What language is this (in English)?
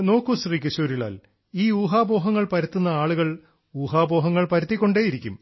Malayalam